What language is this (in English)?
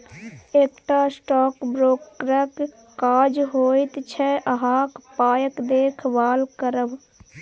Maithili